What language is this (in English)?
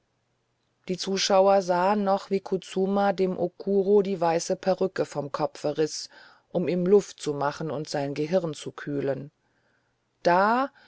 German